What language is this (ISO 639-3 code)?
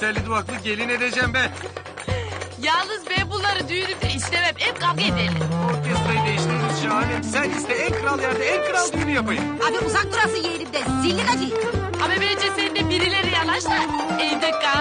tur